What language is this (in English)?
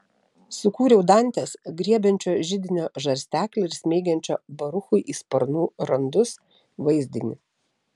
Lithuanian